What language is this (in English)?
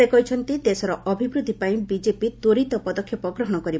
Odia